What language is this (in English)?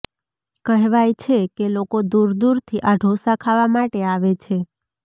Gujarati